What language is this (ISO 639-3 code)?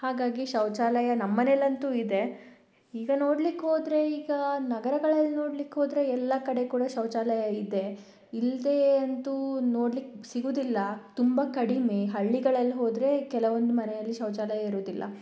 kan